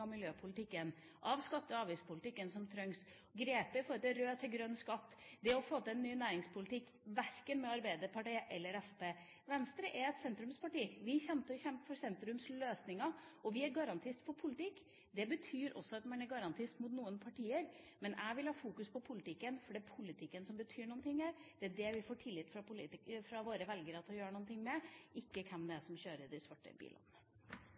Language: Norwegian Bokmål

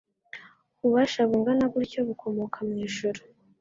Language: Kinyarwanda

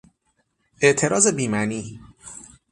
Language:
Persian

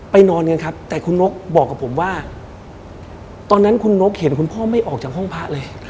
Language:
Thai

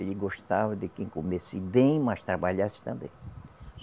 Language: Portuguese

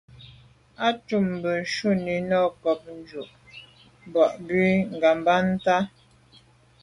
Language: Medumba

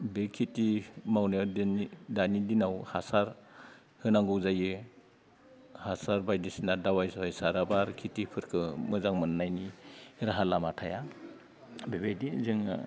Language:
Bodo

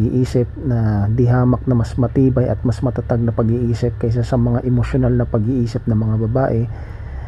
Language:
Filipino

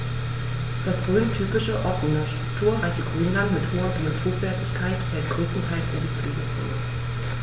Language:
German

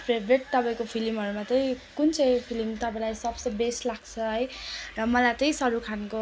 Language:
Nepali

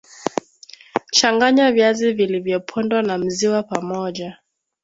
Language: Swahili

